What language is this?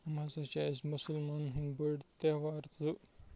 Kashmiri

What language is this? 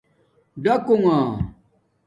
Domaaki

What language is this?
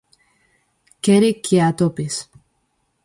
Galician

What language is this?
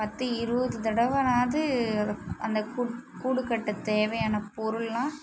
Tamil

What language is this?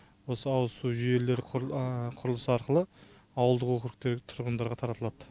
Kazakh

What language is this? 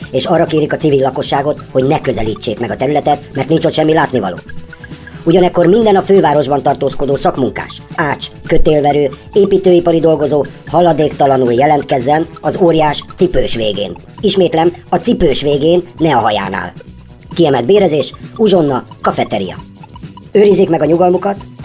Hungarian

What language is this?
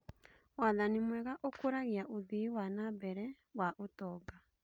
Kikuyu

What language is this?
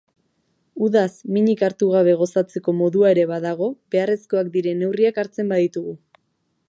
Basque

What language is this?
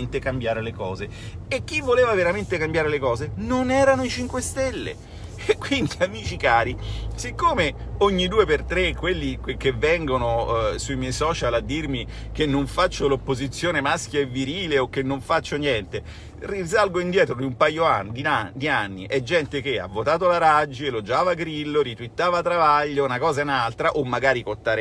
Italian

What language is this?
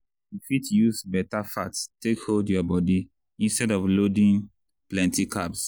Nigerian Pidgin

